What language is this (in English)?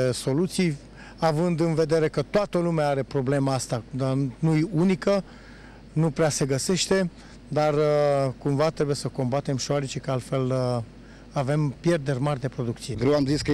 Romanian